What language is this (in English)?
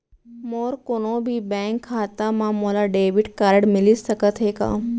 Chhattisgarhi